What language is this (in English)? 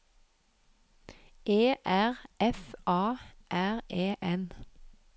Norwegian